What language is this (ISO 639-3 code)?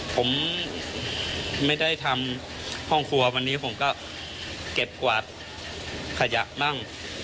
tha